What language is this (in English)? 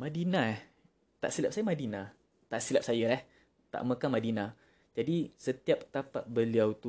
Malay